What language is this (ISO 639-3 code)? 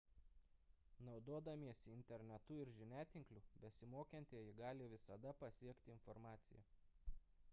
lit